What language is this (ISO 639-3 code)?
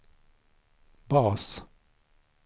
swe